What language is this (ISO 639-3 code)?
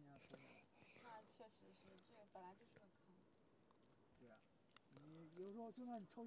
zho